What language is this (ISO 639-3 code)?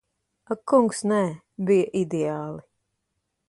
lav